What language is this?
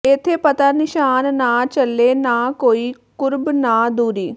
Punjabi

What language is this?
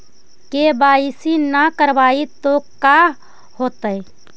Magahi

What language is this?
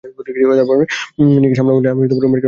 Bangla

